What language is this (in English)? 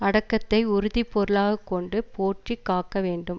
Tamil